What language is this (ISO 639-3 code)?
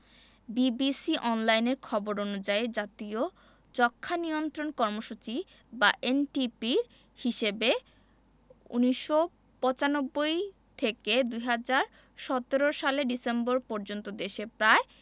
ben